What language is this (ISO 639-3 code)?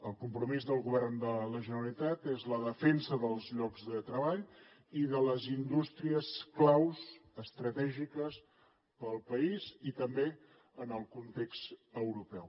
cat